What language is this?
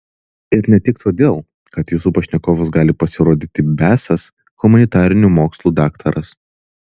Lithuanian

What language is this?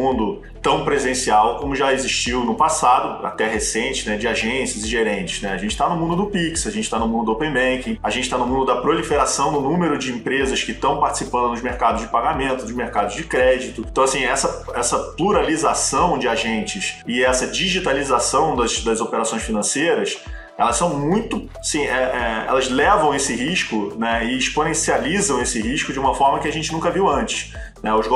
Portuguese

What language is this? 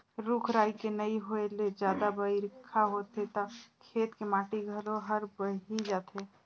Chhattisgarhi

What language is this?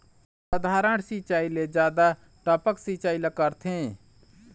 Chhattisgarhi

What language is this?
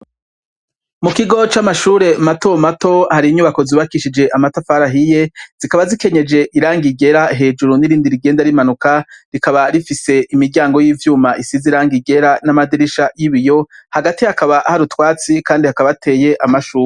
Rundi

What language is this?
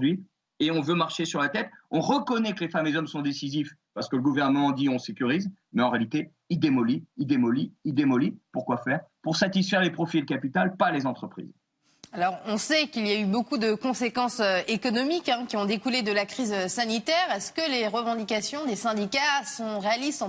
French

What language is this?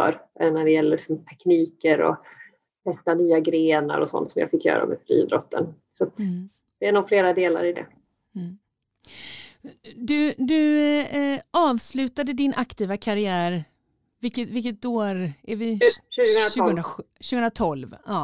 Swedish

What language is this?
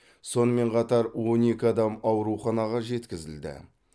Kazakh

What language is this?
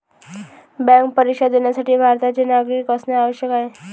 Marathi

